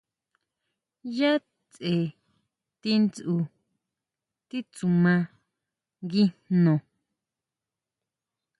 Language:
Huautla Mazatec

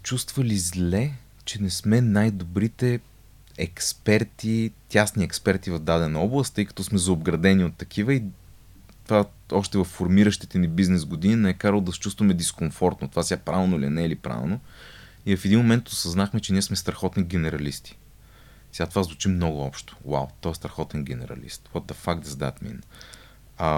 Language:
Bulgarian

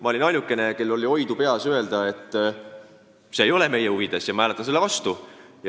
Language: Estonian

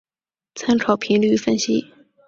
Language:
Chinese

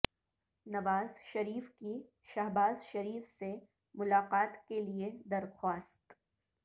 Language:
Urdu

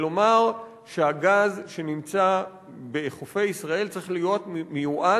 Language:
Hebrew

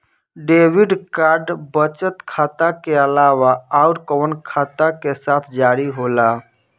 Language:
Bhojpuri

